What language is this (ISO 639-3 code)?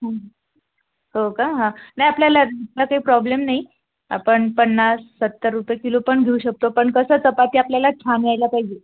mar